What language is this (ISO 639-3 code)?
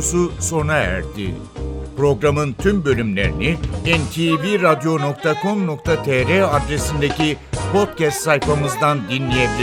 tur